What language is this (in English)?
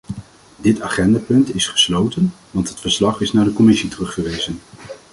Dutch